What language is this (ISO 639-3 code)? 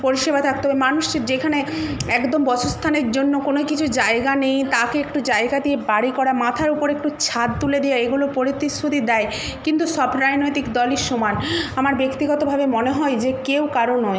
ben